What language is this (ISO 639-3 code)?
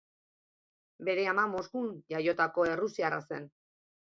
eus